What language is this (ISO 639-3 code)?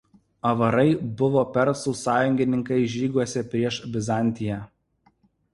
lit